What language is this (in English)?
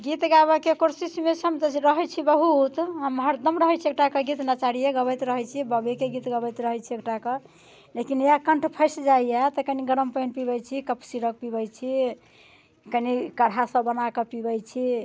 Maithili